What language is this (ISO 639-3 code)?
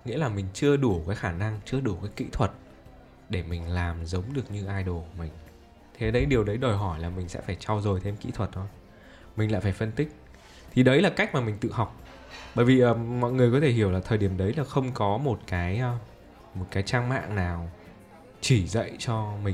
vie